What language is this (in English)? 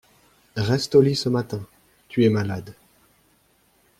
French